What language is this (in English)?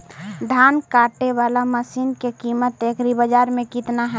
Magahi